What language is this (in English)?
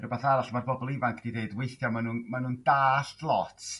Welsh